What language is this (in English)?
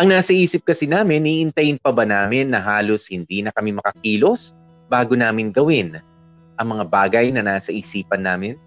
Filipino